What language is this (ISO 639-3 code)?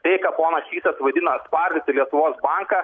lit